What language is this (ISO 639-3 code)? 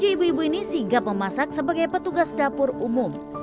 ind